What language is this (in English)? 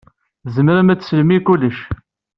Kabyle